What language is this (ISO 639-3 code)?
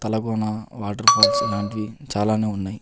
tel